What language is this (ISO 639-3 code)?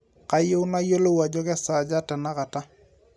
mas